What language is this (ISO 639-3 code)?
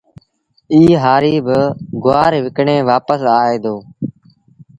sbn